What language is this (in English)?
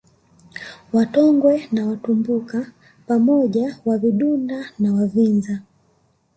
Swahili